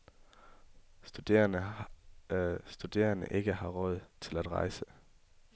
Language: Danish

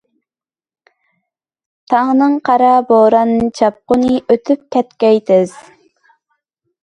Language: Uyghur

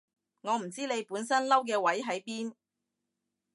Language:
Cantonese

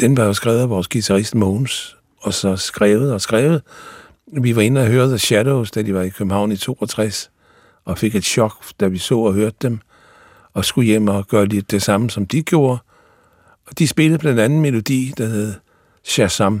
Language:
Danish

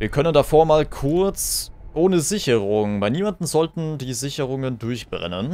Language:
German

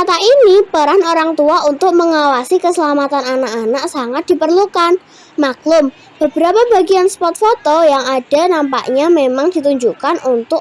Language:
Indonesian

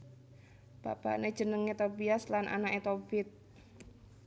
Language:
Javanese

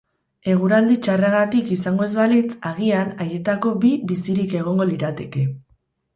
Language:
Basque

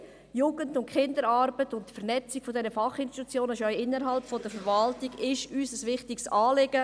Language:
Swiss German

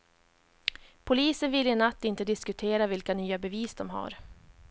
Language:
Swedish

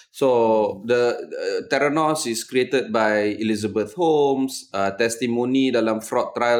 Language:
Malay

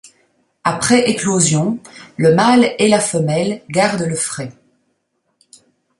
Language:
French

